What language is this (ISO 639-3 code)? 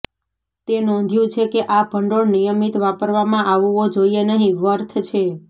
guj